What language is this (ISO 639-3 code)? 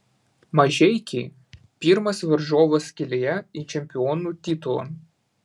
lit